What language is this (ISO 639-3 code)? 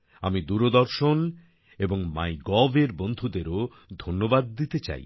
ben